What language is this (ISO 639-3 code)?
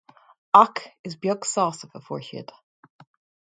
gle